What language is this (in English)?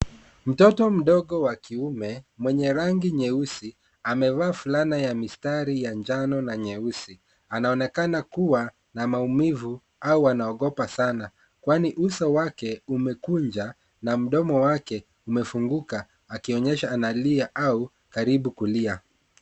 Swahili